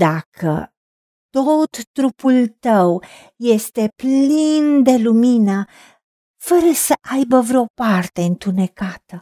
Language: Romanian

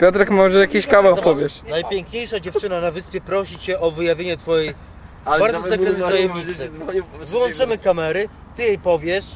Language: Polish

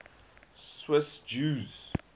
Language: English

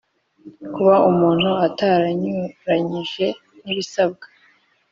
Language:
Kinyarwanda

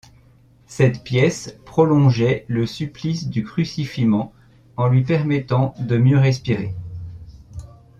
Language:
French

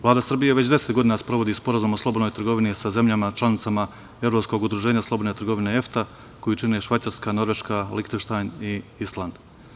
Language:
Serbian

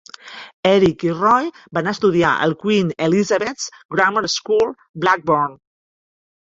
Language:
Catalan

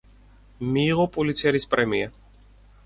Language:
Georgian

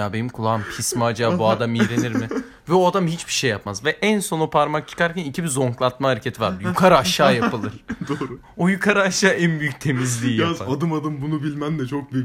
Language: Turkish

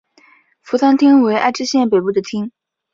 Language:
Chinese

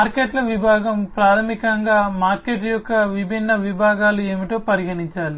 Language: Telugu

